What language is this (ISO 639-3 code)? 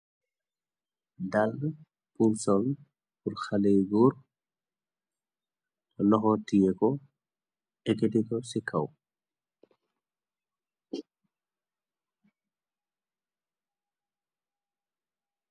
wol